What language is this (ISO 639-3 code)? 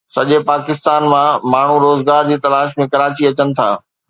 snd